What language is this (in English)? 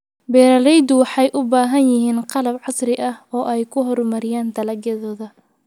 Somali